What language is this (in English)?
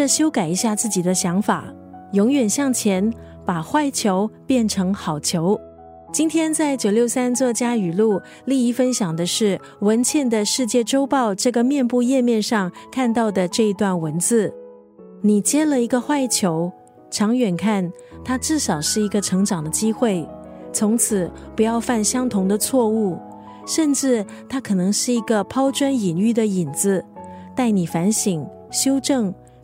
Chinese